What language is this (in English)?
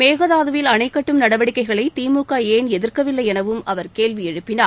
Tamil